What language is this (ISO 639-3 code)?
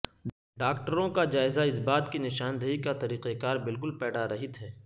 urd